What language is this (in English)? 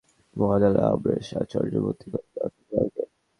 Bangla